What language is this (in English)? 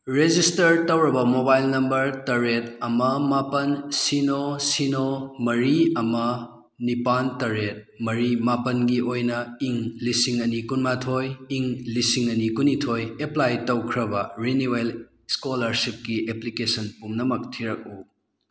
Manipuri